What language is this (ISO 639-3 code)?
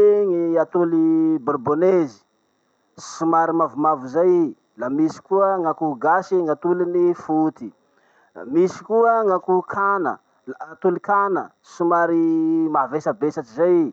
msh